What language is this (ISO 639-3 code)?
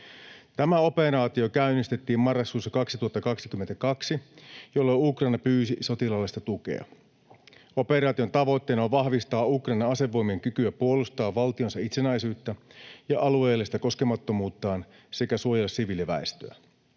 fin